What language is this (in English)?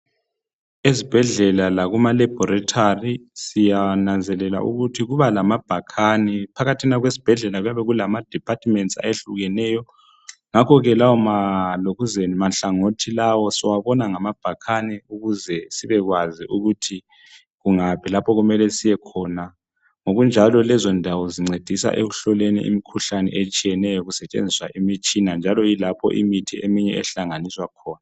North Ndebele